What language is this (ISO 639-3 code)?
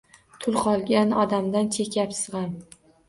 uzb